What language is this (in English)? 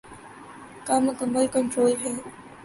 Urdu